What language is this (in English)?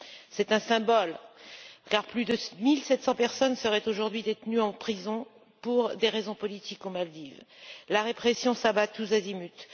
French